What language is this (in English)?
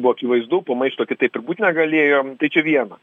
Lithuanian